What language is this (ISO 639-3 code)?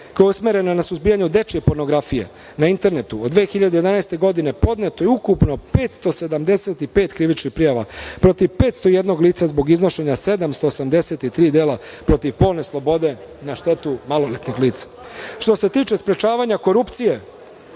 srp